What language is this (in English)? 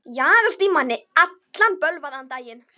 Icelandic